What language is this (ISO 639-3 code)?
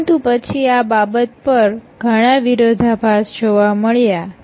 guj